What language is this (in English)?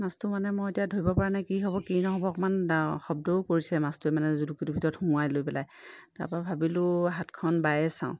Assamese